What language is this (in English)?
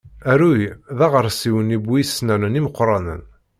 Kabyle